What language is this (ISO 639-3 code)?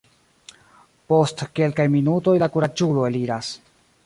epo